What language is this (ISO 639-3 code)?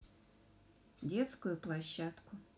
rus